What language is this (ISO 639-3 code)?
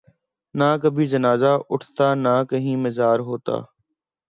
urd